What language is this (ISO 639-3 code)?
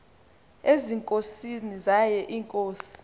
xho